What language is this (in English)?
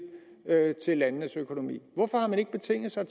Danish